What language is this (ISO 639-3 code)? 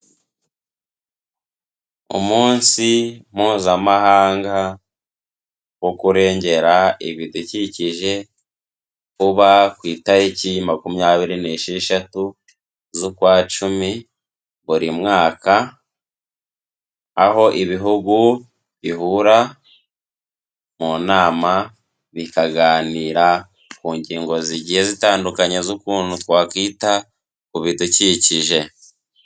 kin